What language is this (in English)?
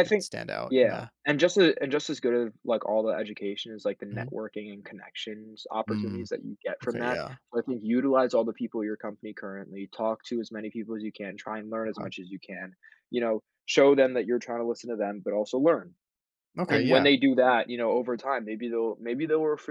English